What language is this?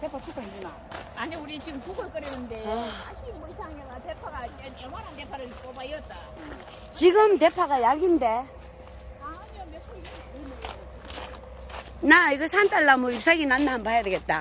Korean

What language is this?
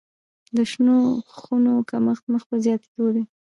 Pashto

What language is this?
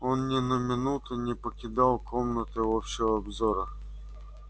Russian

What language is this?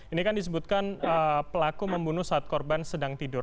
Indonesian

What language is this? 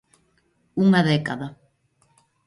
Galician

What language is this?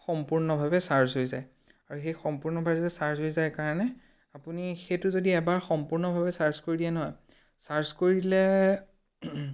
Assamese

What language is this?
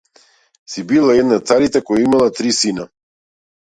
Macedonian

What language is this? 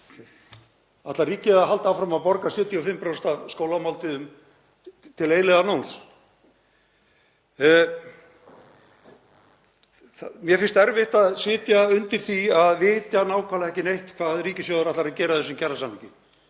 Icelandic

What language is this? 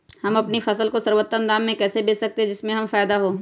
Magahi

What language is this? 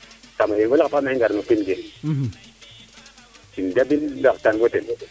Serer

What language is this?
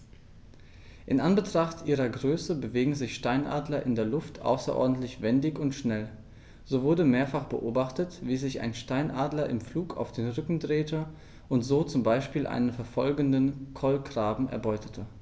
German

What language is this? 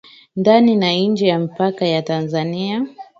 Swahili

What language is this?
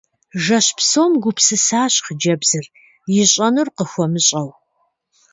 Kabardian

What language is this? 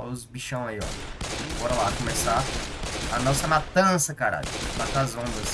Portuguese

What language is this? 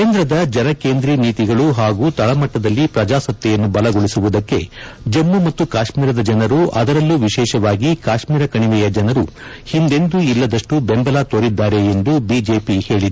Kannada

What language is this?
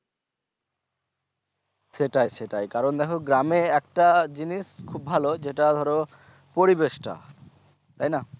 Bangla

